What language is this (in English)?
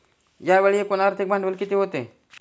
Marathi